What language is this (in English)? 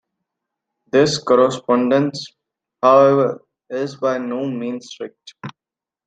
English